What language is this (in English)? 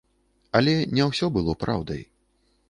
Belarusian